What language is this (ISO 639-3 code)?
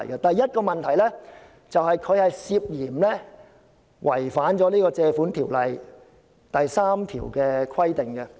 yue